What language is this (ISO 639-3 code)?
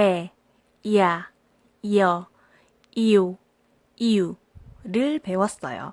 kor